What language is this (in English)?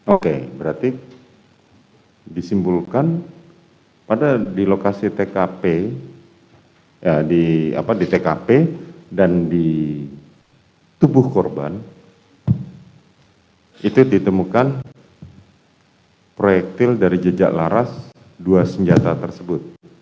Indonesian